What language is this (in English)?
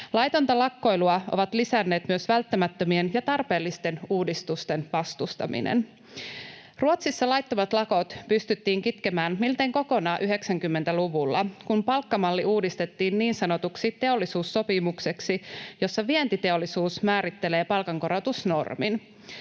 Finnish